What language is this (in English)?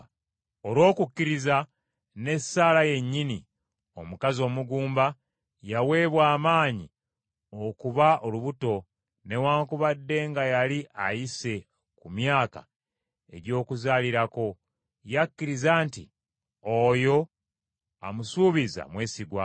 Ganda